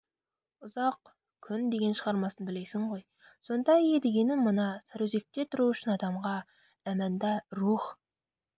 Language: Kazakh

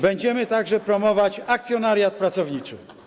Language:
Polish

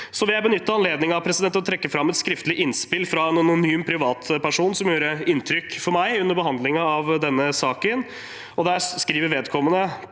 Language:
Norwegian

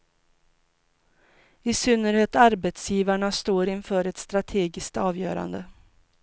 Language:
Swedish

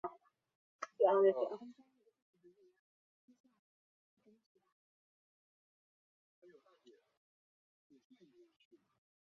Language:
Chinese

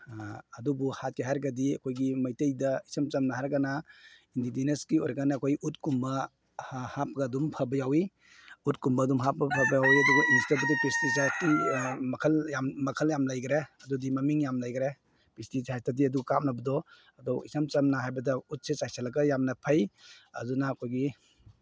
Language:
Manipuri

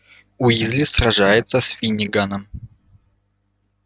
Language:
Russian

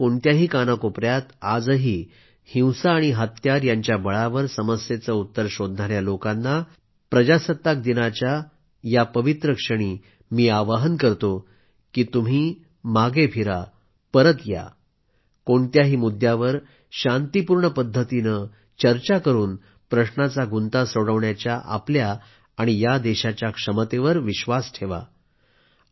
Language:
Marathi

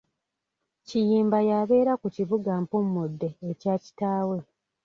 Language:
Ganda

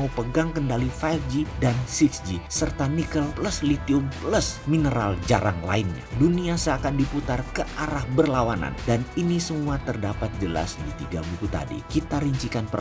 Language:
Indonesian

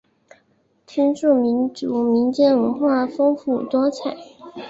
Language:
Chinese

